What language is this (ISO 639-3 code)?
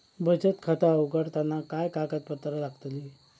mar